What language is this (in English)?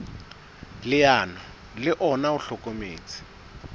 Southern Sotho